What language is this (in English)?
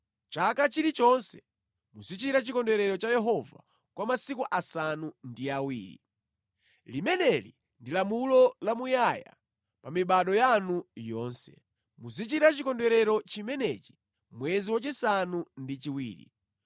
Nyanja